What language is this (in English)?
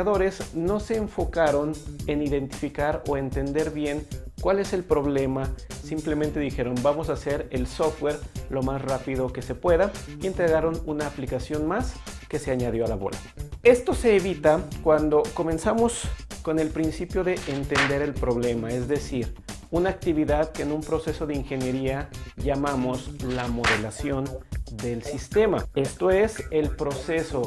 Spanish